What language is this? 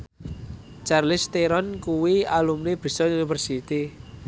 Javanese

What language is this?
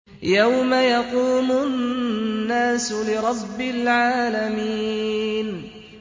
Arabic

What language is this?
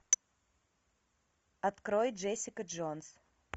Russian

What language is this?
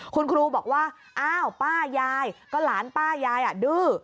Thai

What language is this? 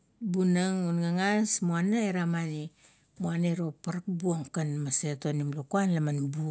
Kuot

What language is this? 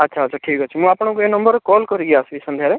Odia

